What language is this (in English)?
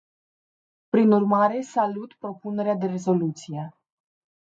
Romanian